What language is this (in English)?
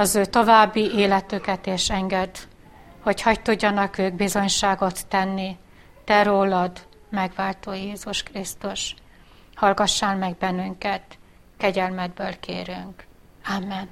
Hungarian